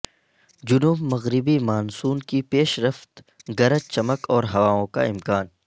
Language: Urdu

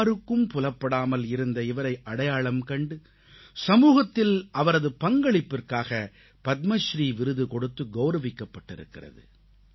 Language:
Tamil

